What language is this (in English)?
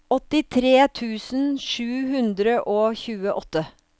Norwegian